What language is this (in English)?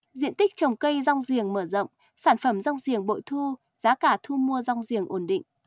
Vietnamese